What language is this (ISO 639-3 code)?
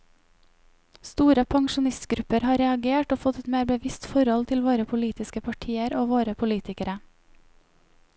nor